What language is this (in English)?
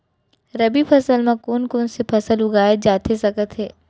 Chhattisgarhi